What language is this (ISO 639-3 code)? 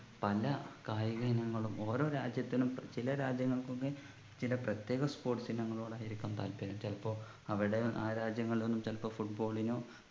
mal